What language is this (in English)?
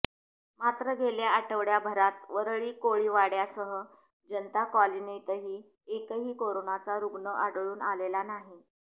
Marathi